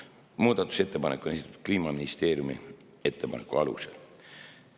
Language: Estonian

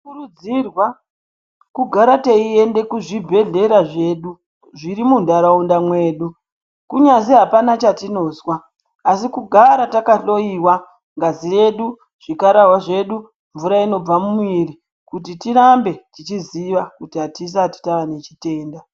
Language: Ndau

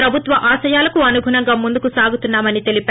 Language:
Telugu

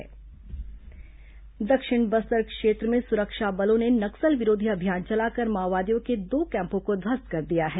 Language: Hindi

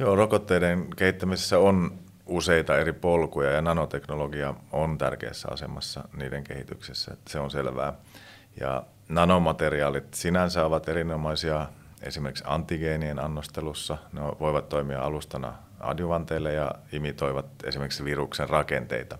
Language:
Finnish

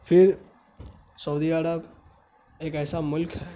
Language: Urdu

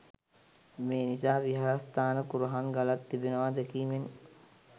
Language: Sinhala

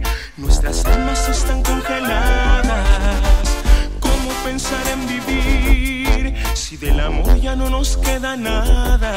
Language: Greek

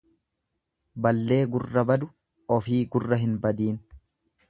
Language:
Oromo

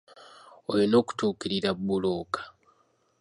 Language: Ganda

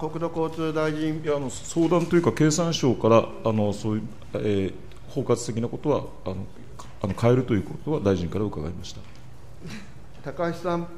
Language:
Japanese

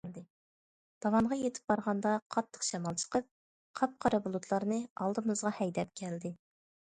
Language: Uyghur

